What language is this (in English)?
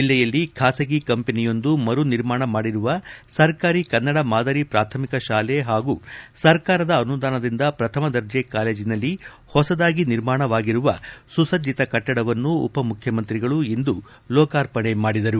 Kannada